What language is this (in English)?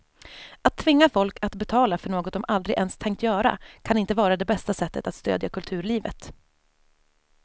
Swedish